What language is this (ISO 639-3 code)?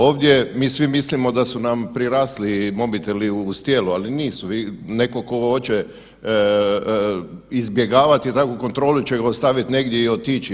hrv